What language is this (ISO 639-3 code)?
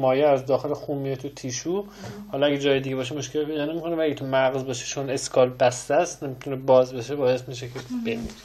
fas